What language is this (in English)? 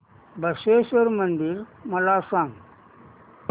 Marathi